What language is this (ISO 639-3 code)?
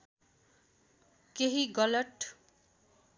nep